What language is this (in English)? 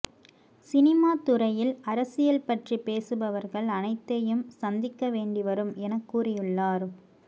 Tamil